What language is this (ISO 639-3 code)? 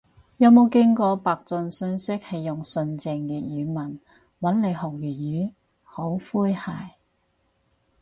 yue